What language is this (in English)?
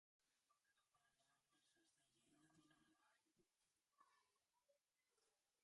Greek